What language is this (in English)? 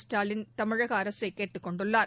Tamil